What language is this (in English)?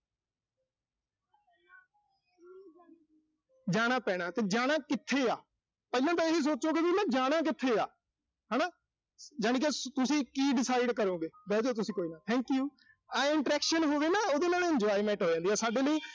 Punjabi